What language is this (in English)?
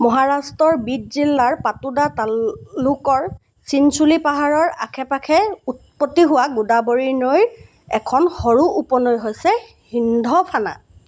Assamese